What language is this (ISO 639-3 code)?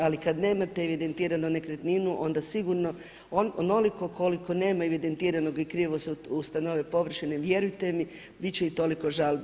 hrv